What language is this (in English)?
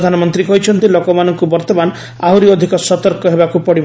Odia